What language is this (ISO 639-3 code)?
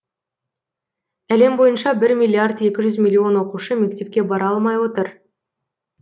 kaz